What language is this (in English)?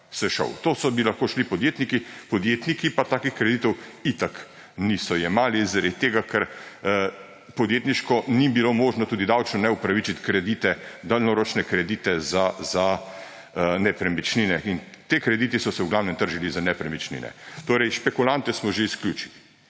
Slovenian